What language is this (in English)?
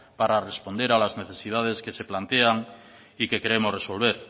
Spanish